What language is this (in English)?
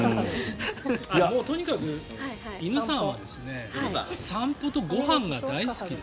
Japanese